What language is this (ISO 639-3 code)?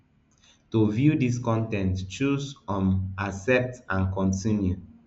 pcm